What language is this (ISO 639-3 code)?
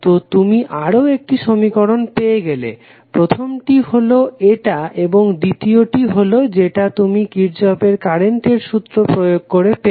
ben